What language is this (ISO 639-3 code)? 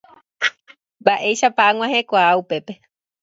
grn